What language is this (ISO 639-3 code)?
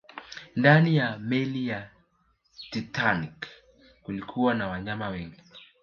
swa